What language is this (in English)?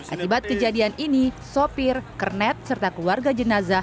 Indonesian